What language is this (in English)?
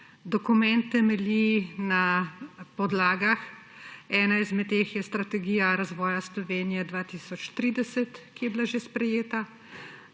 Slovenian